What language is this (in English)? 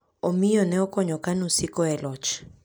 Luo (Kenya and Tanzania)